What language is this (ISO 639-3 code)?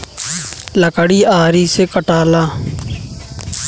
bho